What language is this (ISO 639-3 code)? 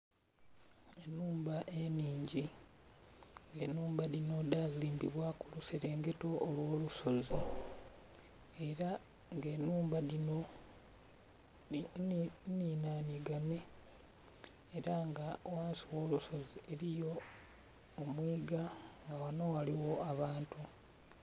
xog